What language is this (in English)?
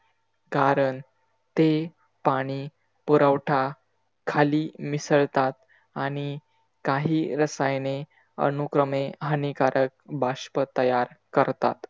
Marathi